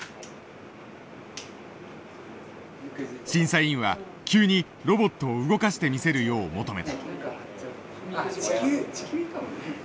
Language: Japanese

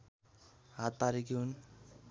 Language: Nepali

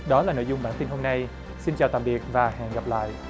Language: Vietnamese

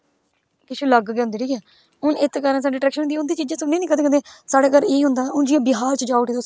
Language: Dogri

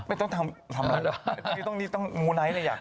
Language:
Thai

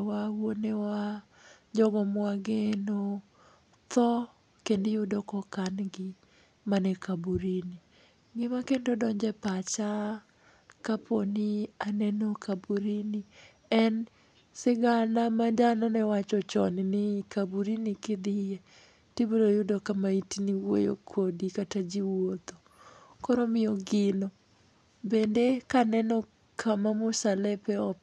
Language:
Luo (Kenya and Tanzania)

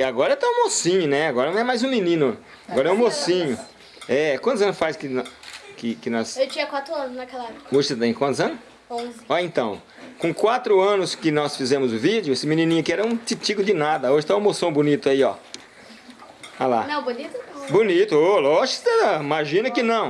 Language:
Portuguese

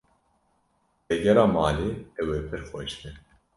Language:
Kurdish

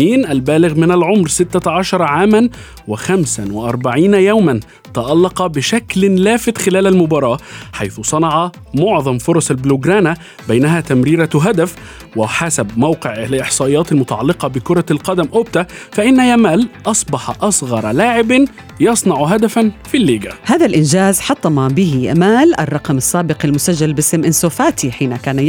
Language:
Arabic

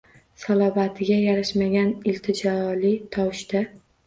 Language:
Uzbek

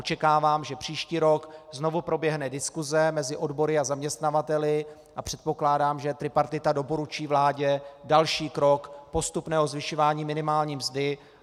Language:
Czech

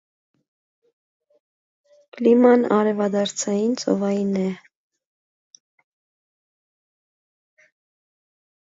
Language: Armenian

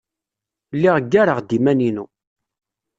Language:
Kabyle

